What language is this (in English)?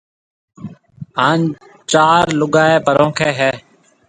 Marwari (Pakistan)